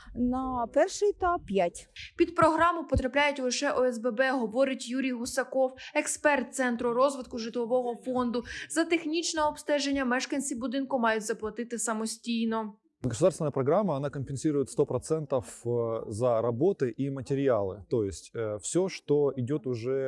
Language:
Ukrainian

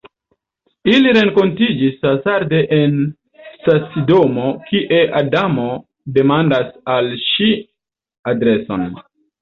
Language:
Esperanto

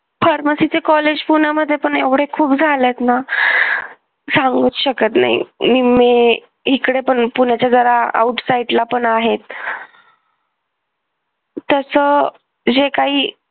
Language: Marathi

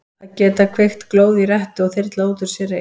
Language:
Icelandic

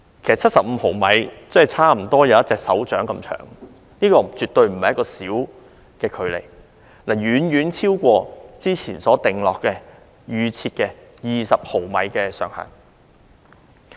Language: Cantonese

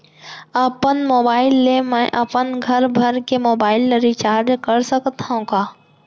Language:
Chhattisgarhi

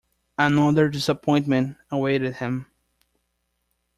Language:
English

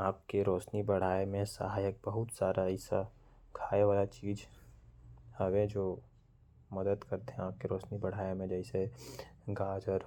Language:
Korwa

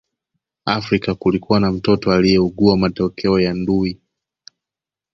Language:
Swahili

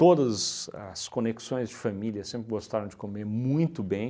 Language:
Portuguese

